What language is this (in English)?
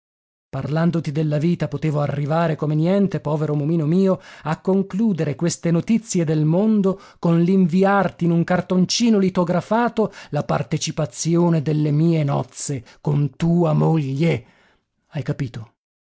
Italian